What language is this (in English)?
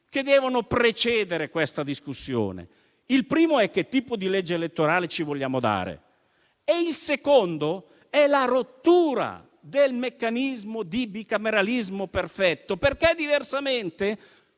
Italian